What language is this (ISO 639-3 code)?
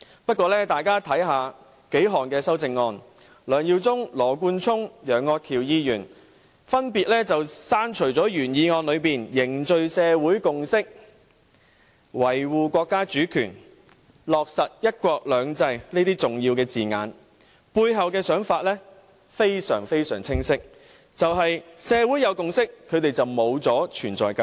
yue